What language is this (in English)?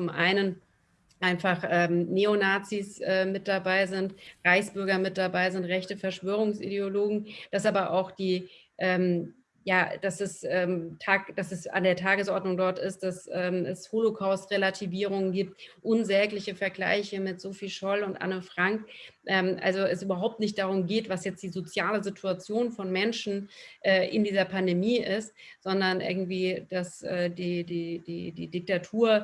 German